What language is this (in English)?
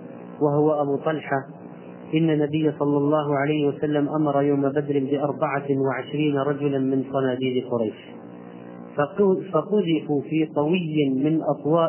Arabic